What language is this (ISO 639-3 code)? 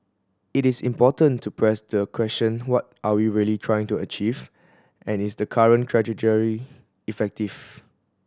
eng